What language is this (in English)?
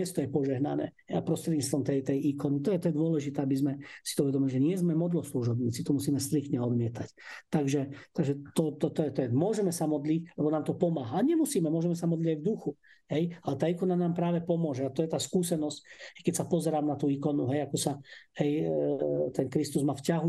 Slovak